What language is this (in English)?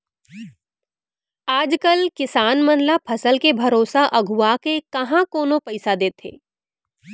Chhattisgarhi